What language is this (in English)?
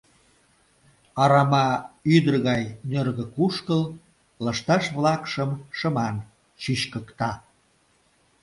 Mari